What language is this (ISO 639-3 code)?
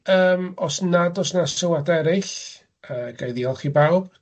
cym